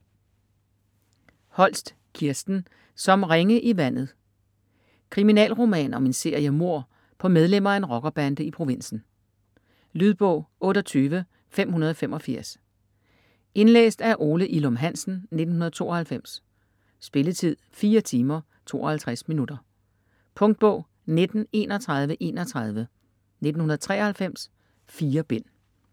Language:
Danish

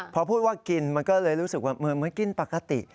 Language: Thai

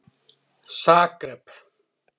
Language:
Icelandic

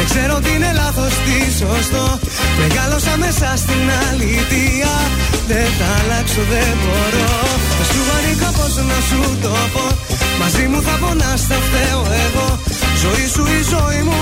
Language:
Greek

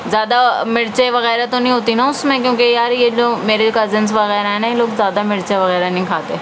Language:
Urdu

